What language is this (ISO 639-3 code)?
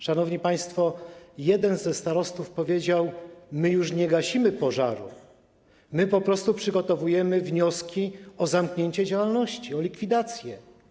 pol